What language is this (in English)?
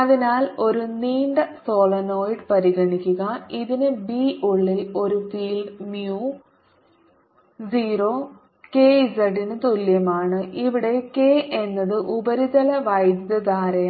Malayalam